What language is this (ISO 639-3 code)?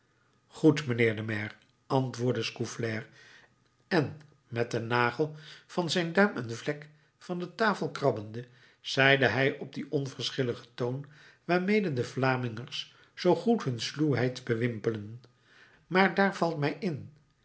nld